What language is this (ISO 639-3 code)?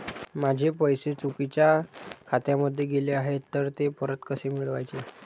mar